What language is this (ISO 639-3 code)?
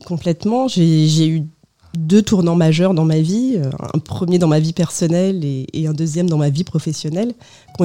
fra